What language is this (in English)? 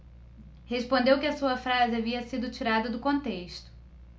Portuguese